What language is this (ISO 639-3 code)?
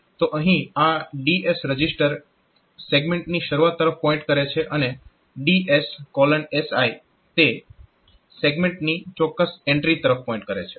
guj